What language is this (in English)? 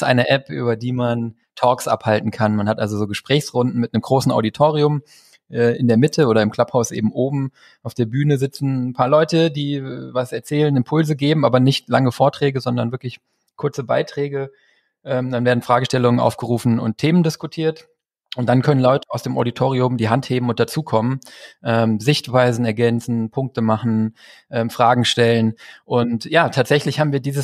German